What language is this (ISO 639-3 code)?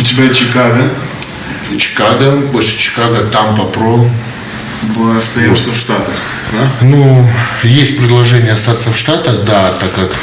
rus